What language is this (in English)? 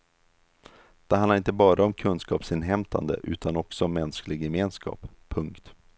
Swedish